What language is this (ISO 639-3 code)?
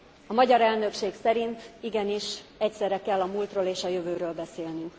hun